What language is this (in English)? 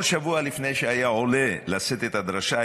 Hebrew